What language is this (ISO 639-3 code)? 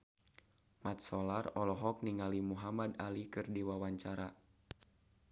sun